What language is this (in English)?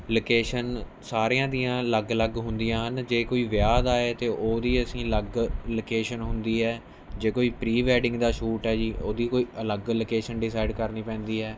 Punjabi